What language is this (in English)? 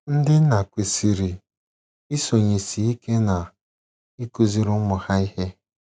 Igbo